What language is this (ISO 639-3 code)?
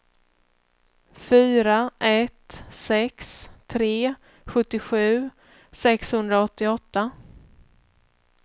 swe